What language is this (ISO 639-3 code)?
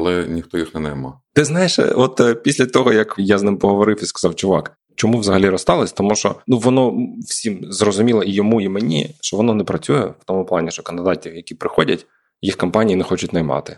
ukr